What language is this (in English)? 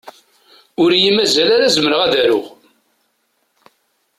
Kabyle